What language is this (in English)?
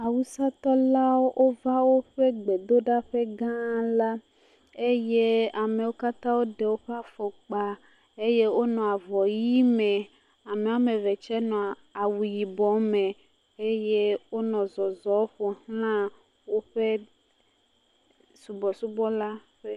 Ewe